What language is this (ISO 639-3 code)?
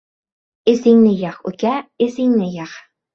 uzb